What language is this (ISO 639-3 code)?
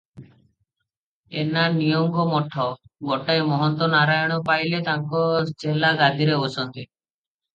ori